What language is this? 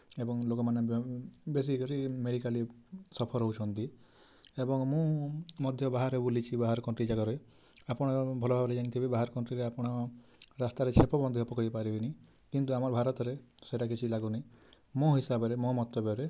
Odia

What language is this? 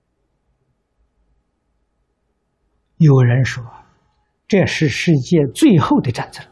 Chinese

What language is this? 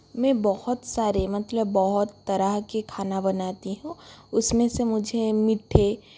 Hindi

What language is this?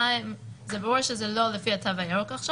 Hebrew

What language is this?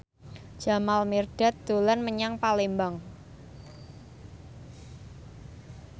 Javanese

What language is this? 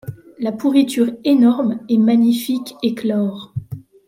French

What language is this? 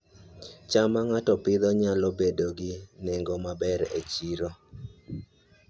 Luo (Kenya and Tanzania)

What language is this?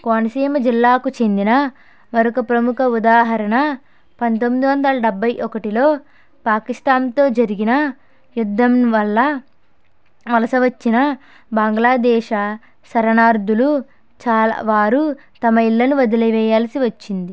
Telugu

